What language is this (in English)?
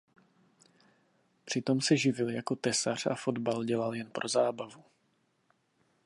Czech